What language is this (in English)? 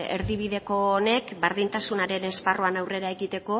Basque